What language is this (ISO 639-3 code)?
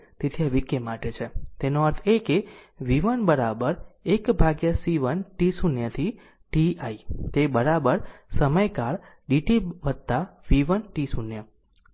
guj